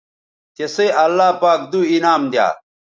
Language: Bateri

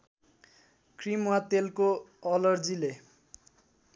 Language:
Nepali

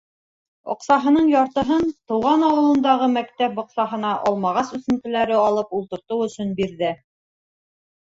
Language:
Bashkir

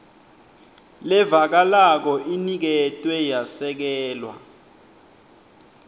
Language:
Swati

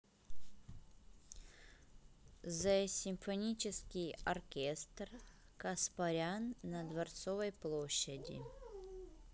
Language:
Russian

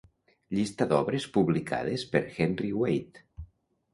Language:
Catalan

